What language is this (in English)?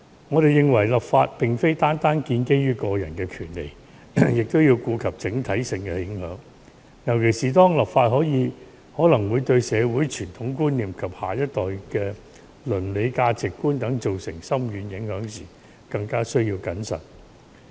Cantonese